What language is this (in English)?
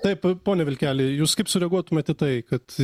Lithuanian